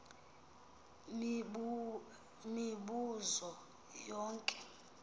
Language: Xhosa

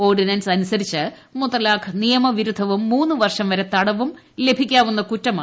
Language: Malayalam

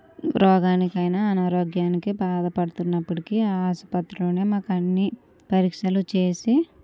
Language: Telugu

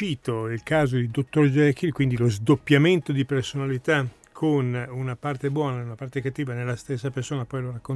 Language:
Italian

